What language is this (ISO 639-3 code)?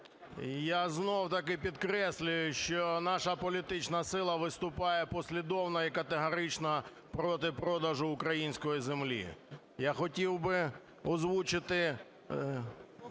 ukr